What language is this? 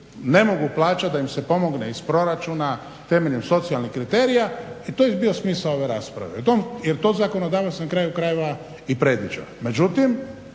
Croatian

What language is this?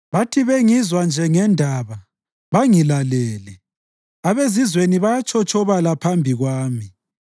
North Ndebele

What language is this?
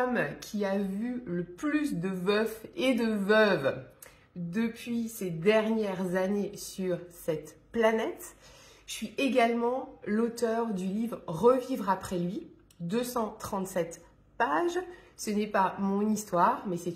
French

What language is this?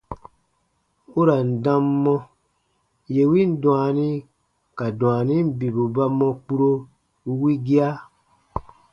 Baatonum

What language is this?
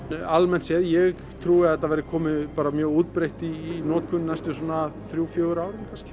Icelandic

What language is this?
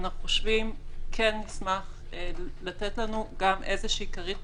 Hebrew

